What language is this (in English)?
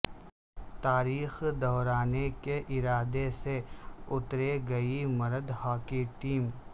Urdu